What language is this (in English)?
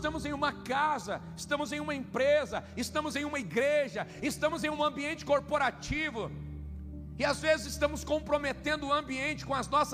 Portuguese